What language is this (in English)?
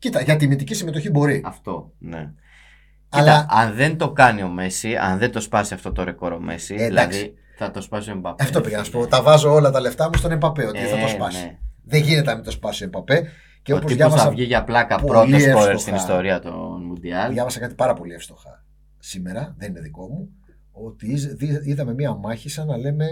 Greek